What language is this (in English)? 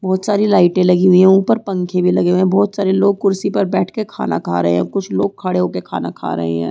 Hindi